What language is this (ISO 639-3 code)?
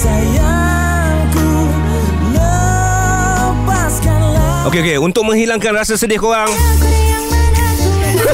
msa